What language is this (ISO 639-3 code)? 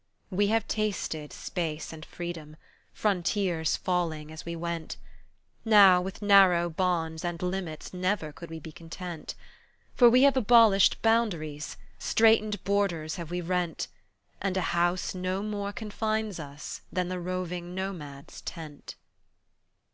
eng